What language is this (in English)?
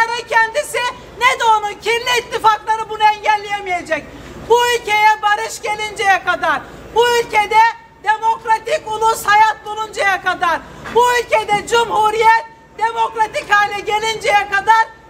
Turkish